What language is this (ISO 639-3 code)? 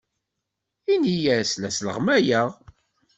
kab